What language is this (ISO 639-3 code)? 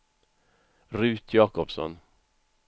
swe